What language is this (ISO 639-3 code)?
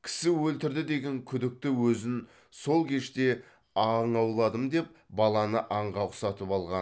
kaz